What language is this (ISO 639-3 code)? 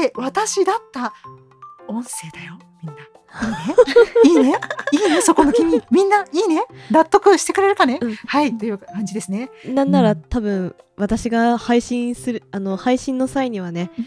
jpn